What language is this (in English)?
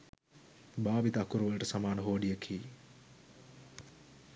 Sinhala